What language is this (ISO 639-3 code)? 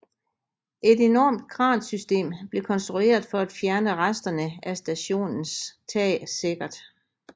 dan